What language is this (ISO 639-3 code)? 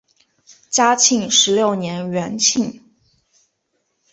zho